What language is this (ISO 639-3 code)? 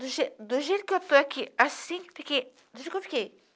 por